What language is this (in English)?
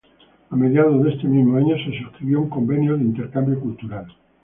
Spanish